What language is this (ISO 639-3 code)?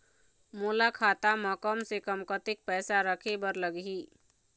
hne